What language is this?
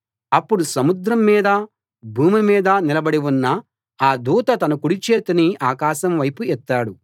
Telugu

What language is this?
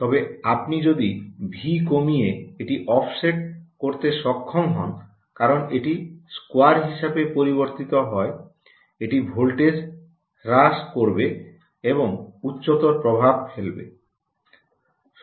Bangla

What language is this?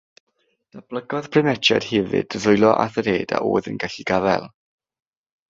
Welsh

